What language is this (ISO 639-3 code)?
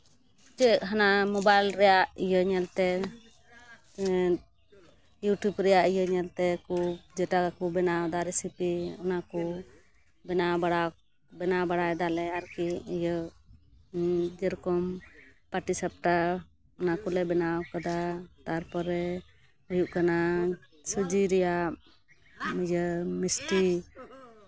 sat